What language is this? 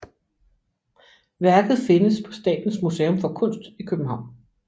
Danish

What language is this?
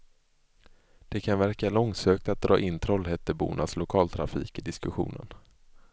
Swedish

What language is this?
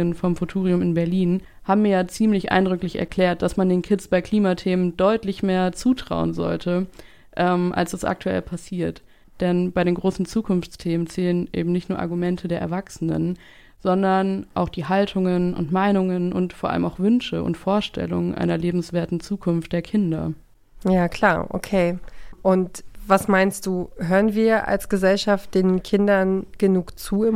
German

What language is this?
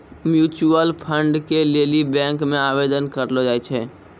Maithili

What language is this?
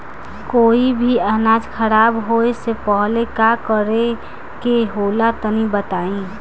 Bhojpuri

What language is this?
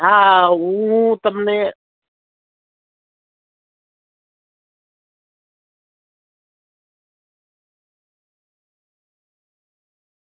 Gujarati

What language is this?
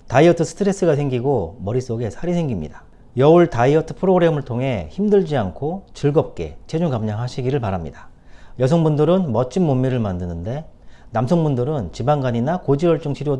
Korean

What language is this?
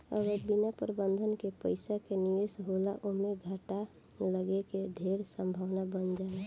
Bhojpuri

